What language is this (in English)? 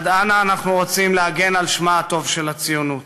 Hebrew